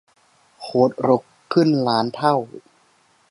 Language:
Thai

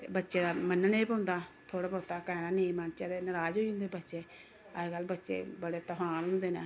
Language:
Dogri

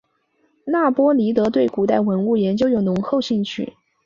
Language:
Chinese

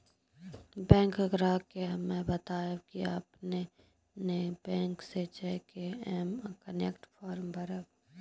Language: Maithili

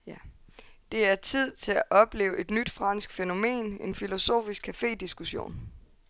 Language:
Danish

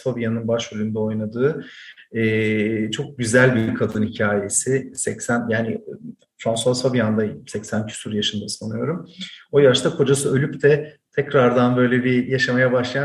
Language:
Turkish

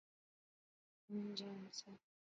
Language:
Pahari-Potwari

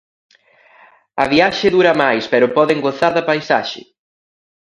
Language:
Galician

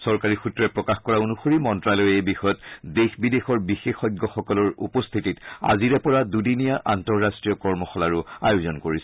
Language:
Assamese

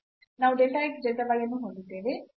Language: Kannada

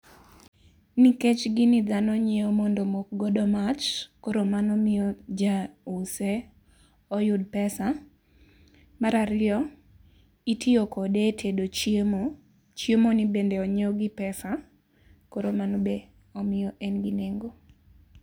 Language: Luo (Kenya and Tanzania)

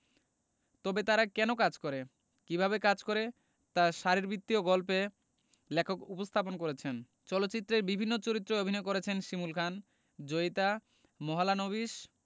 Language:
Bangla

